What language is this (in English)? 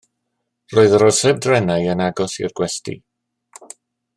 Welsh